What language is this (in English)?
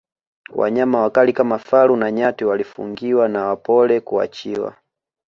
Swahili